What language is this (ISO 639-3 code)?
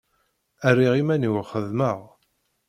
kab